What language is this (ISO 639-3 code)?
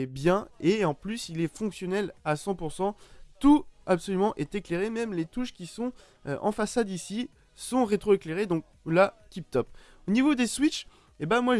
fra